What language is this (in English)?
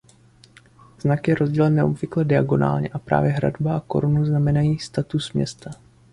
Czech